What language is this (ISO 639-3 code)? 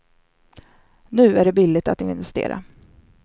swe